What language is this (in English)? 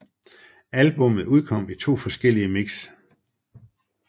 Danish